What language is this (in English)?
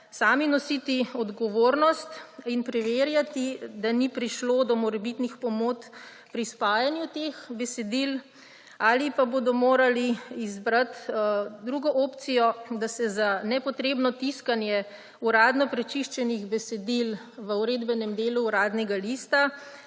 Slovenian